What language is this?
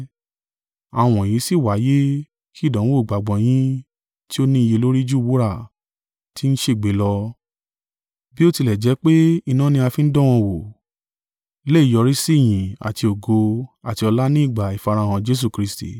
Yoruba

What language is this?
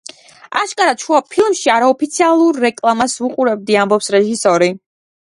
Georgian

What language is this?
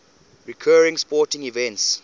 English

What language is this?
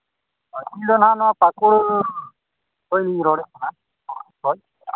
Santali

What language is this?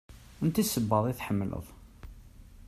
Kabyle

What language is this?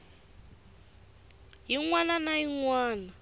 Tsonga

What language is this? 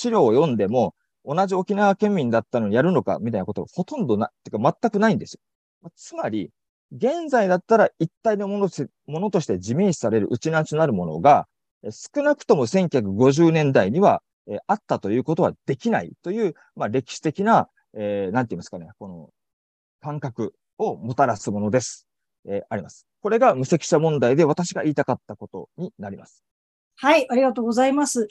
Japanese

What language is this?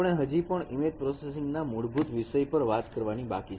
Gujarati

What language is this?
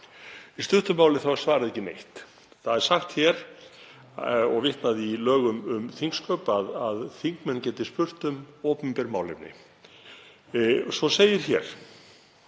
Icelandic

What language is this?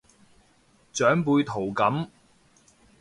Cantonese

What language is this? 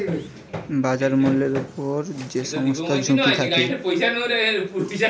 Bangla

